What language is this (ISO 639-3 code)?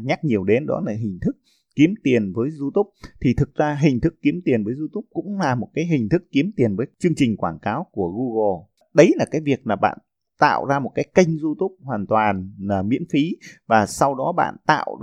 vie